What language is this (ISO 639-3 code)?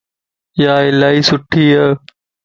lss